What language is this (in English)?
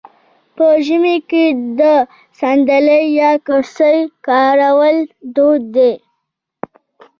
Pashto